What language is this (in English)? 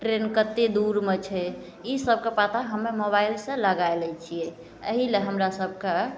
Maithili